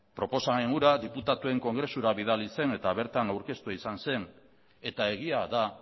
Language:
Basque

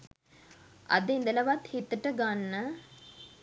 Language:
Sinhala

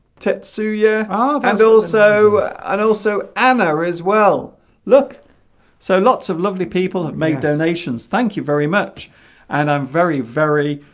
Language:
English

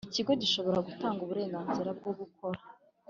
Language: Kinyarwanda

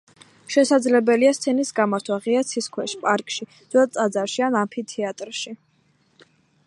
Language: Georgian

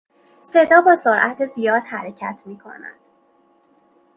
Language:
Persian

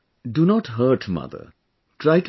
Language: English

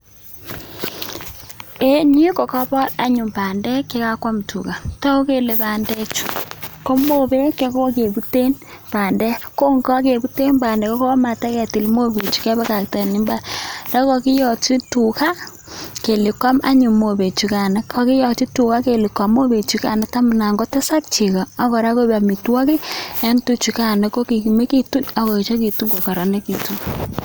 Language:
Kalenjin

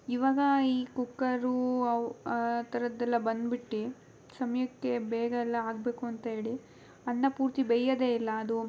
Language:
Kannada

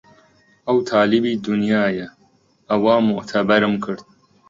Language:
Central Kurdish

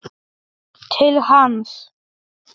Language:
Icelandic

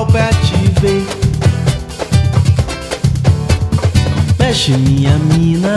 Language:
Portuguese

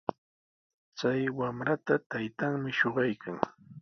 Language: Sihuas Ancash Quechua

